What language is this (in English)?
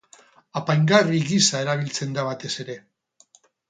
Basque